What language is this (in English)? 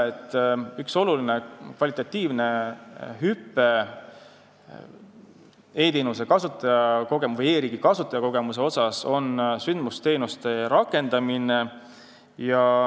Estonian